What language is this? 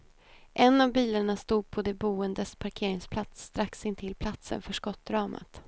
Swedish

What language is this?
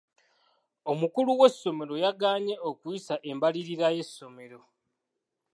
Ganda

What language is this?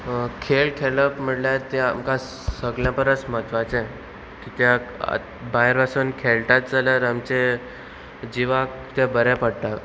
Konkani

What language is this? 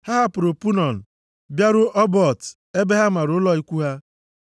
Igbo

